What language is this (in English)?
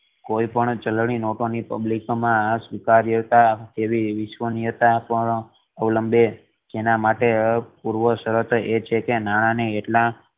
Gujarati